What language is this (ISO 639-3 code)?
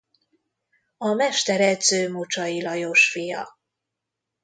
hun